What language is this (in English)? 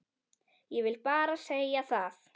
Icelandic